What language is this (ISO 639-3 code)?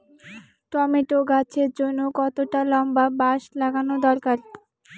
ben